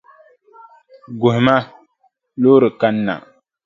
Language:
Dagbani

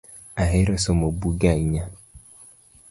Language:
Luo (Kenya and Tanzania)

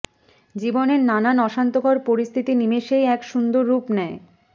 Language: Bangla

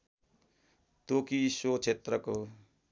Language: Nepali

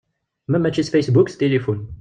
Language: Kabyle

